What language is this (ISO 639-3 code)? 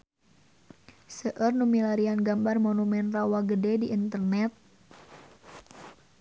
sun